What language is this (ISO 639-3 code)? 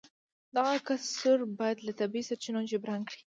pus